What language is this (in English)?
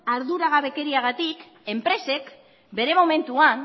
Basque